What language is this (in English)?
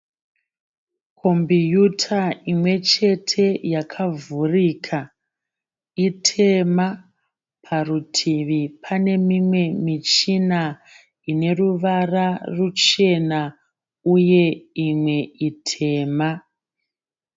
Shona